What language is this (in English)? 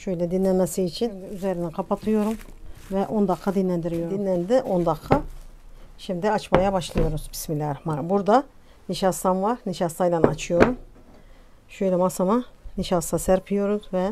Turkish